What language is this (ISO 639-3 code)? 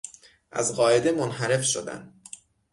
fas